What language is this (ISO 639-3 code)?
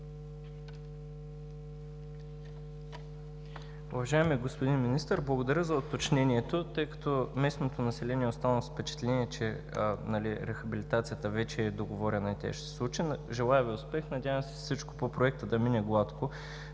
bul